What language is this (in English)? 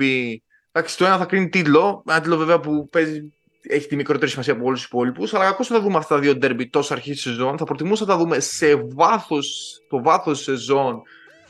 Greek